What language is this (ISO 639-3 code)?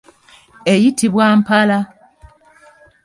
lug